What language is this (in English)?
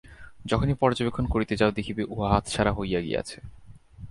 Bangla